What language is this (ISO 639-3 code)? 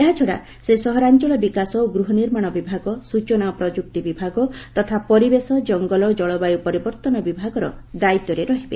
ori